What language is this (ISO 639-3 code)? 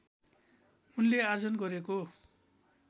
nep